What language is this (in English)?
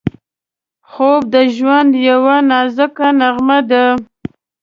Pashto